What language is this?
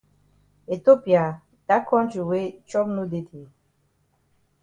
Cameroon Pidgin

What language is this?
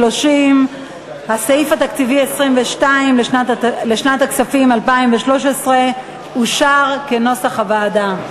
Hebrew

